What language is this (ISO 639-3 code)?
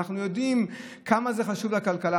heb